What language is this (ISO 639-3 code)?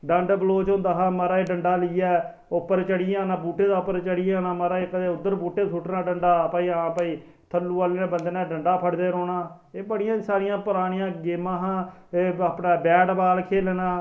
doi